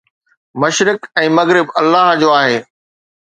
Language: Sindhi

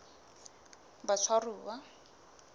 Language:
Southern Sotho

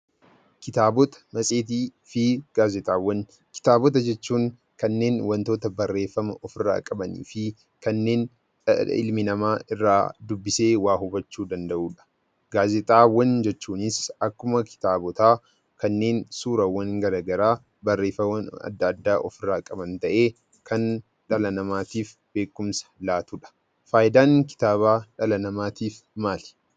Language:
Oromo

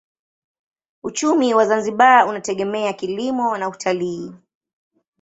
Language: Swahili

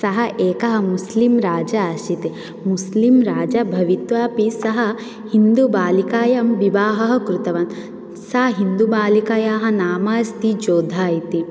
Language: Sanskrit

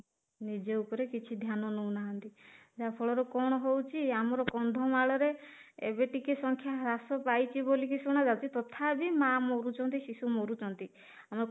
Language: Odia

